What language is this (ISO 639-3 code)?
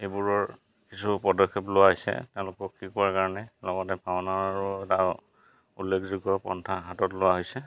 asm